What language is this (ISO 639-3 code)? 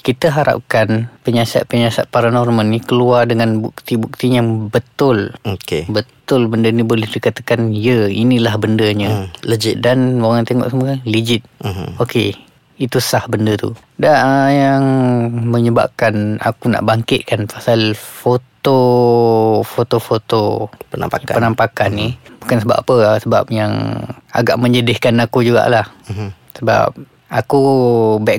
msa